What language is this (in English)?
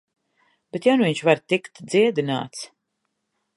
Latvian